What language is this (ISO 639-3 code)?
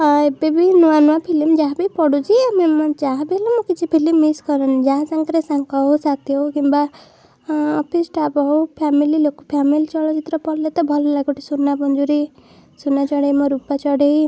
ori